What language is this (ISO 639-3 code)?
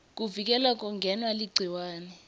ssw